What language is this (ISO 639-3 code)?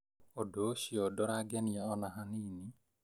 kik